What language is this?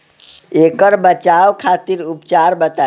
Bhojpuri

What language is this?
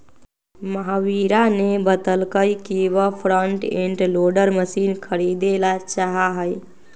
Magahi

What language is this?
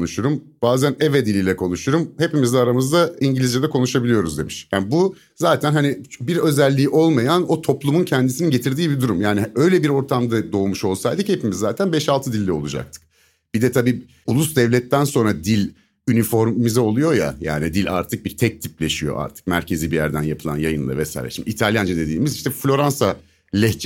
Turkish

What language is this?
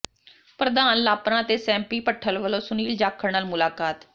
Punjabi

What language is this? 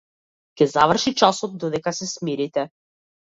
Macedonian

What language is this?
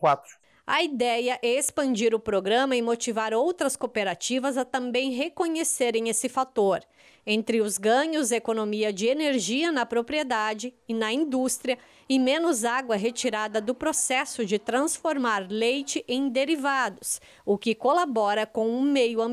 Portuguese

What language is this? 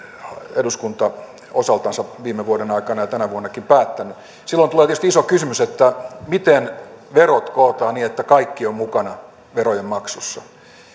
Finnish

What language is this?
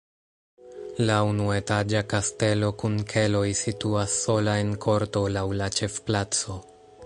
Esperanto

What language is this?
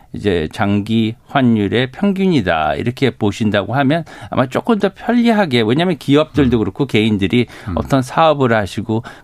Korean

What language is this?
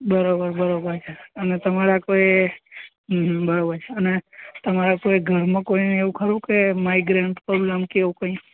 Gujarati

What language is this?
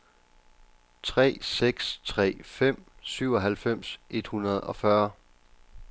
Danish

